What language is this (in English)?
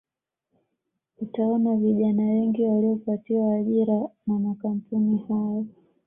Swahili